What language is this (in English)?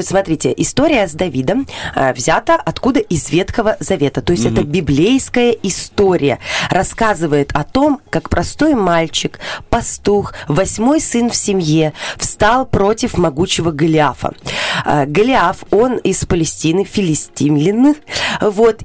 Russian